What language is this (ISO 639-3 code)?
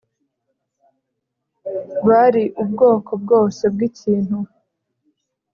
kin